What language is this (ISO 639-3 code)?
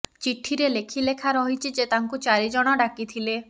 ori